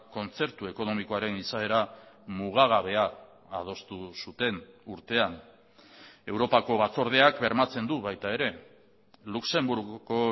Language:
Basque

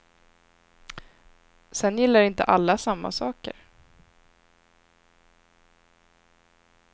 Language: Swedish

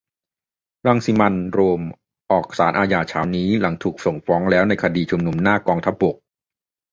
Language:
Thai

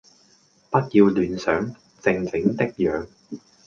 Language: Cantonese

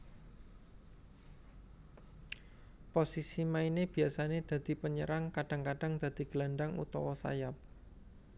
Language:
Javanese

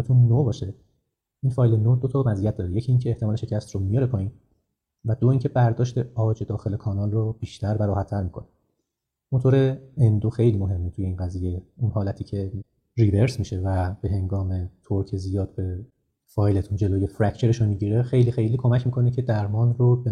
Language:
Persian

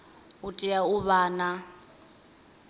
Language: Venda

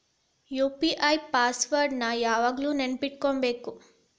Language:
Kannada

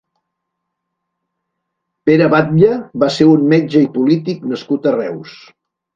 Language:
Catalan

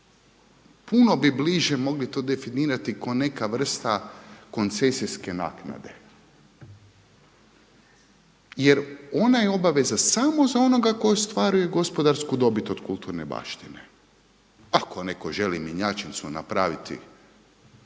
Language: Croatian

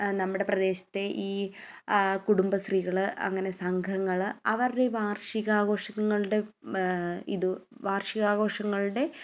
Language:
Malayalam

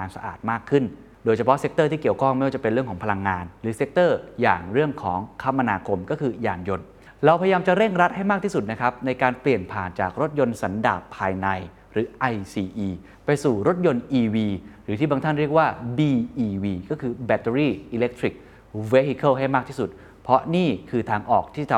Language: Thai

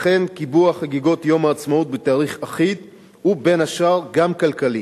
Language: Hebrew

